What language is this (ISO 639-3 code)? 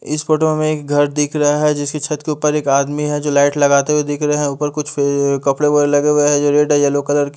hin